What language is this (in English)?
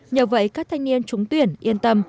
Vietnamese